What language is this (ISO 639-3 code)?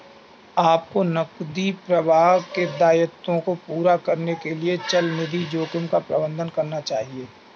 hin